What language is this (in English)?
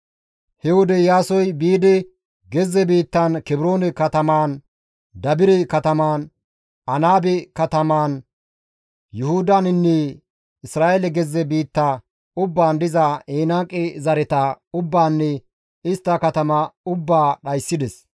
Gamo